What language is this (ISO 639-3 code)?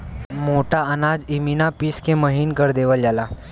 bho